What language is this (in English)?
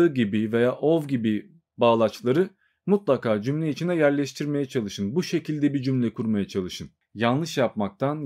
Turkish